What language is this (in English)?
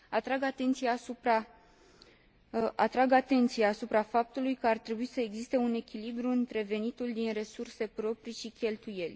Romanian